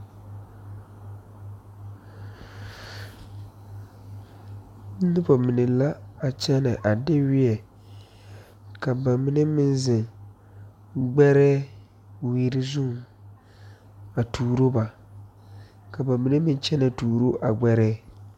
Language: Southern Dagaare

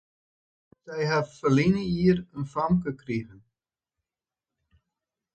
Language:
Western Frisian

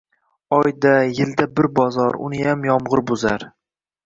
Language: Uzbek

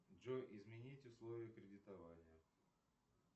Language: Russian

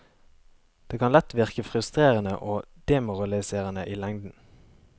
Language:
Norwegian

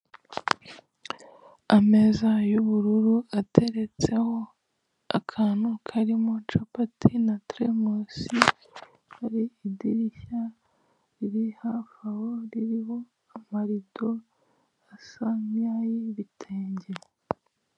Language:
Kinyarwanda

